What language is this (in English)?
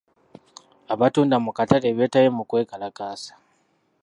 Ganda